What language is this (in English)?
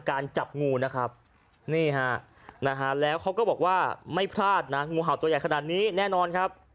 Thai